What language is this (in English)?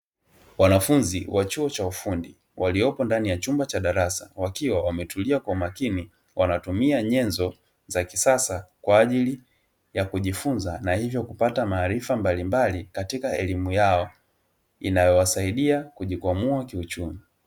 Swahili